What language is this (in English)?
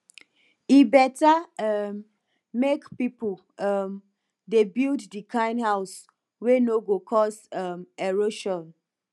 Nigerian Pidgin